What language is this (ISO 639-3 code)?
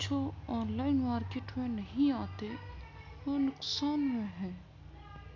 urd